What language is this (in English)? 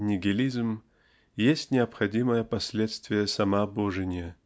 Russian